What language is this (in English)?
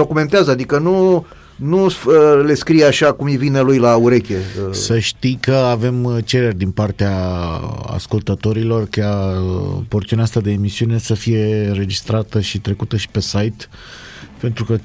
Romanian